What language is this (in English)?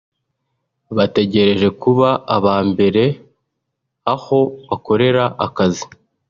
Kinyarwanda